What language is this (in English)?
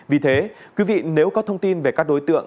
Vietnamese